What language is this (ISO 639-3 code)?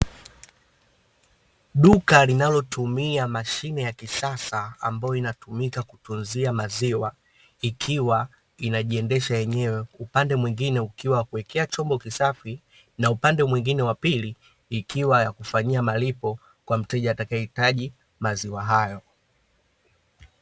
swa